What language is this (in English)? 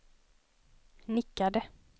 Swedish